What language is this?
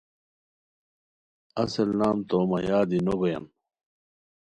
Khowar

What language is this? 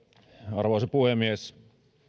Finnish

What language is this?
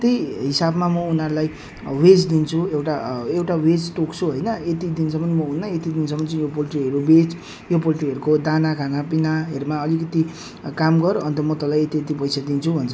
Nepali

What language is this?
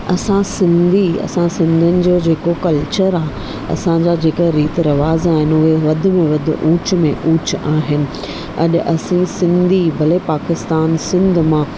Sindhi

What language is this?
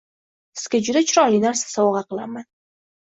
Uzbek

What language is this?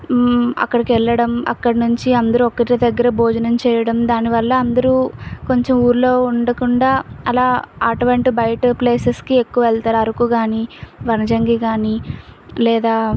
Telugu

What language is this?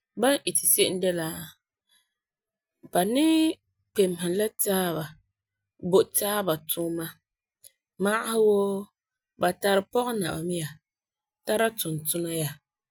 Frafra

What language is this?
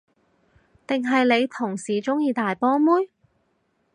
Cantonese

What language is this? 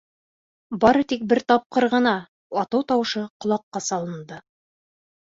Bashkir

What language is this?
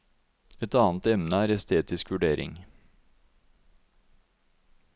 Norwegian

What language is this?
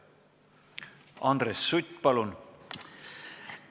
Estonian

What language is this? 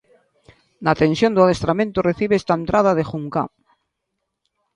Galician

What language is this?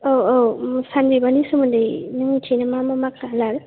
Bodo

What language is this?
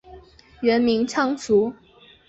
Chinese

